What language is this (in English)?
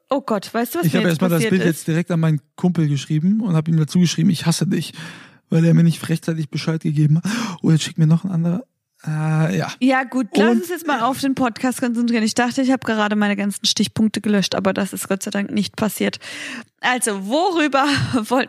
German